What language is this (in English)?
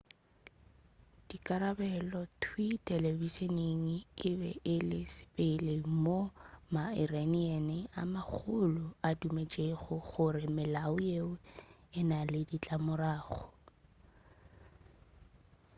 Northern Sotho